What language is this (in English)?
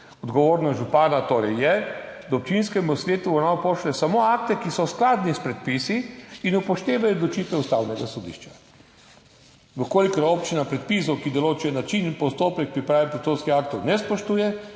Slovenian